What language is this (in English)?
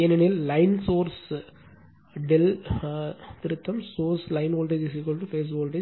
Tamil